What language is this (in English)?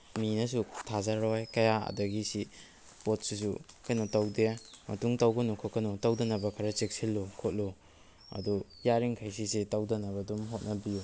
Manipuri